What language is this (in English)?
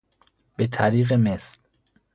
Persian